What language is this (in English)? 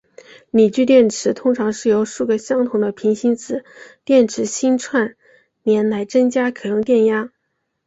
Chinese